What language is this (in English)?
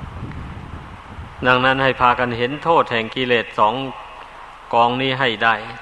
Thai